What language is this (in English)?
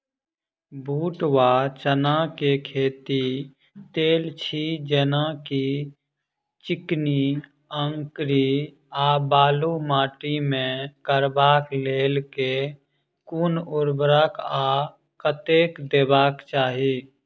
Maithili